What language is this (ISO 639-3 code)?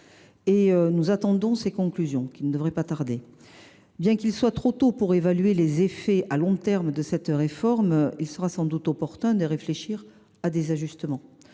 fra